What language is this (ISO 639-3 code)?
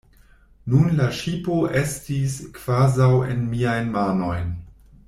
epo